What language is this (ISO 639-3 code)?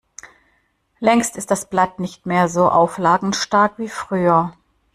deu